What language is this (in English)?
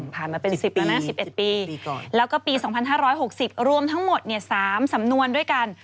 Thai